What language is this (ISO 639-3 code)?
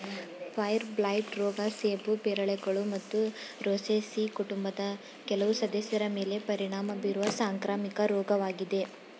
kan